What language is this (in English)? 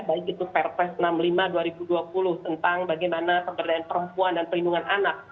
Indonesian